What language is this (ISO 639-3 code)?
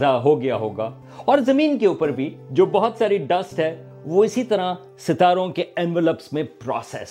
urd